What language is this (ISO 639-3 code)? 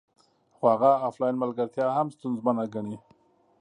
pus